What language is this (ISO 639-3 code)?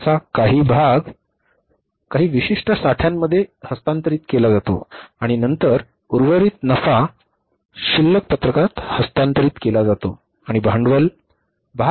mar